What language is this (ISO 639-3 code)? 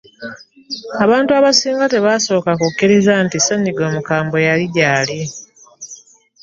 lug